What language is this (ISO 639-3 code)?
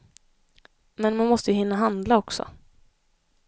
swe